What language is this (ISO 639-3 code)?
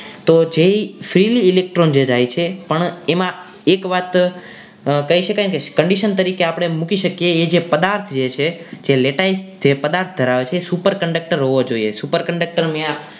guj